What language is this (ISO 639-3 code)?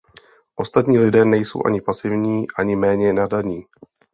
ces